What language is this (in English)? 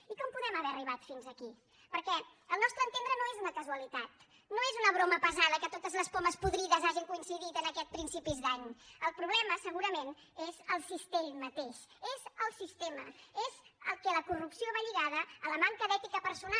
Catalan